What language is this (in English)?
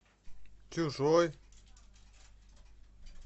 Russian